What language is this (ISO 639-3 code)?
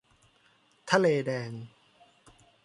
tha